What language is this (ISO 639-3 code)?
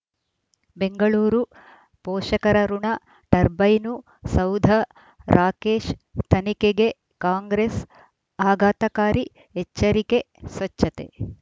kan